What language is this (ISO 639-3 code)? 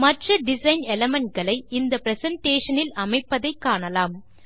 tam